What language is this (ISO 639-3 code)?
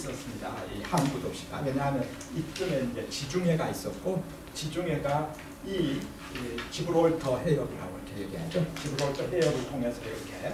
kor